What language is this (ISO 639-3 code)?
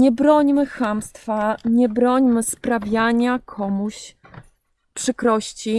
pol